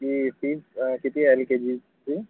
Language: Marathi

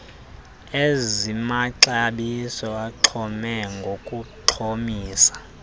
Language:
Xhosa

